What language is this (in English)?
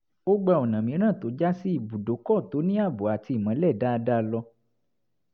Yoruba